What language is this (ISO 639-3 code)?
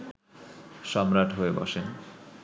ben